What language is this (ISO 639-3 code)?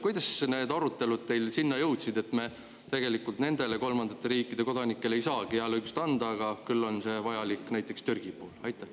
est